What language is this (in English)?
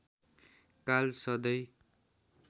Nepali